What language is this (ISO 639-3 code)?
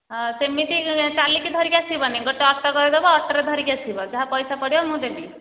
ori